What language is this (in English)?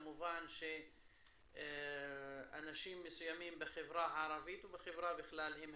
Hebrew